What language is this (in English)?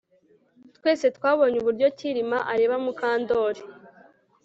Kinyarwanda